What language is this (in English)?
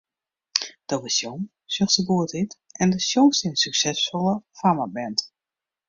Western Frisian